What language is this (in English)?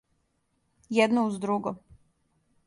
Serbian